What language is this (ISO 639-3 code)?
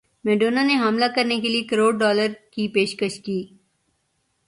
urd